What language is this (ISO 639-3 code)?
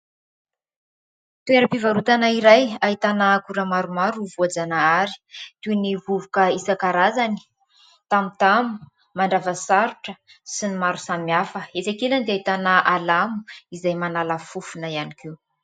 mlg